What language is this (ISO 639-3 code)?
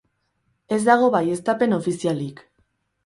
eus